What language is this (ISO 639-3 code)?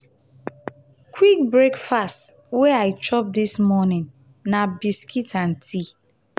pcm